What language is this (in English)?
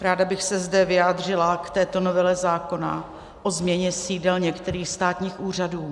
Czech